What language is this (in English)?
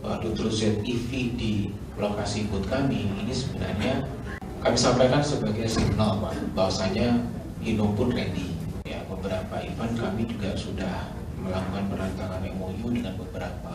Indonesian